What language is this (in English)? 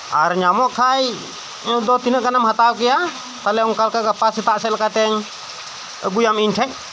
Santali